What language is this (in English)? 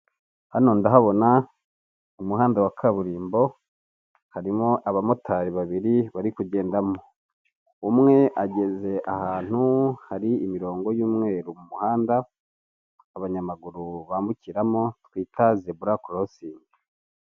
Kinyarwanda